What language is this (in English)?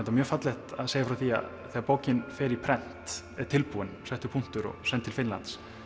Icelandic